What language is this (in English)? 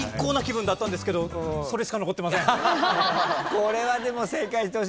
Japanese